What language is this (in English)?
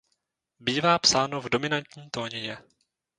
Czech